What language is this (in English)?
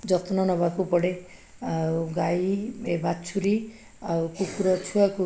Odia